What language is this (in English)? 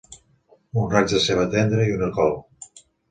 Catalan